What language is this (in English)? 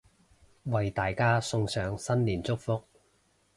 Cantonese